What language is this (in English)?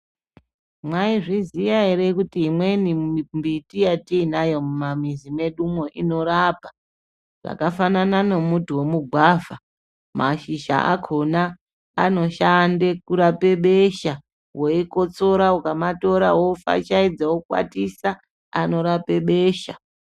Ndau